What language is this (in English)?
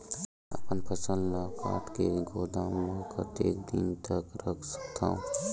Chhattisgarhi